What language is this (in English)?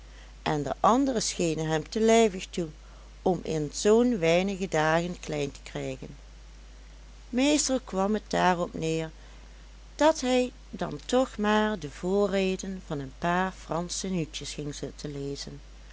Dutch